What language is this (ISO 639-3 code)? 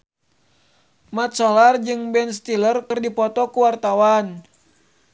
sun